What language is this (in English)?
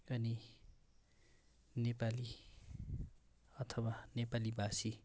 Nepali